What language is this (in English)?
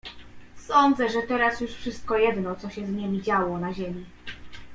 Polish